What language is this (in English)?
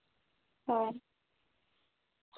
Santali